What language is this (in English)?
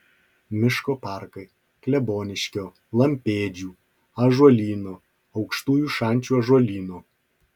Lithuanian